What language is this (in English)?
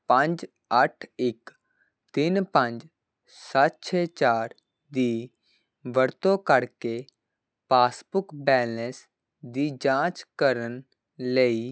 Punjabi